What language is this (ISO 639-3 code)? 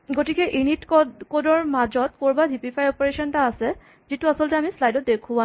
asm